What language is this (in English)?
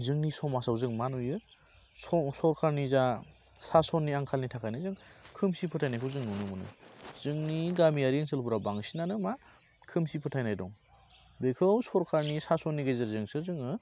Bodo